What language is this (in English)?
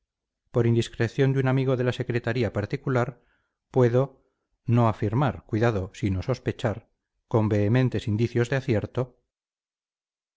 Spanish